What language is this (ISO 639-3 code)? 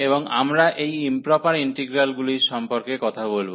ben